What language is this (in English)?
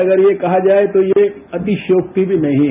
Hindi